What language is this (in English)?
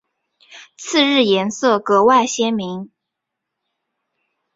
Chinese